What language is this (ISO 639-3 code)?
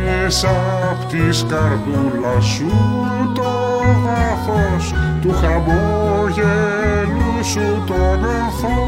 ell